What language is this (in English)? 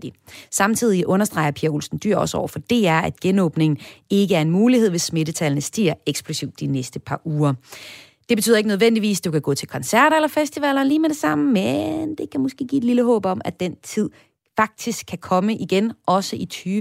Danish